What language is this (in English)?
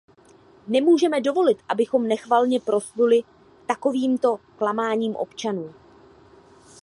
Czech